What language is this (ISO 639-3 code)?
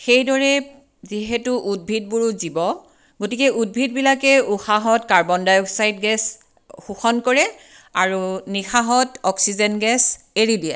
asm